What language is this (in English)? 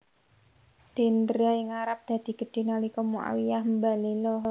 Javanese